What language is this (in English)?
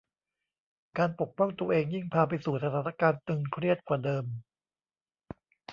Thai